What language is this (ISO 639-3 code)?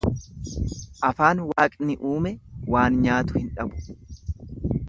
orm